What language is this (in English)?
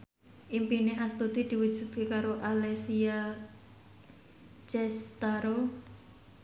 Javanese